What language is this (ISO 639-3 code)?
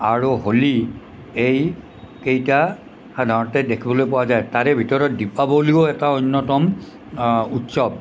asm